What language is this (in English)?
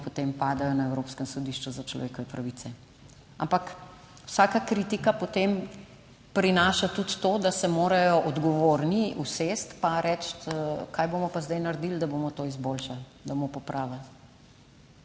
Slovenian